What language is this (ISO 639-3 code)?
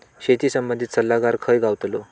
mar